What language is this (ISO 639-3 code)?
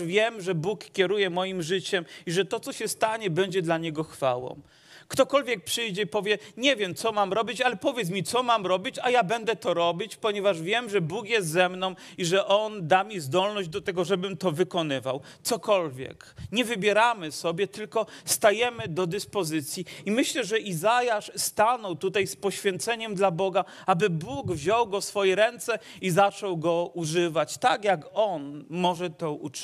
pol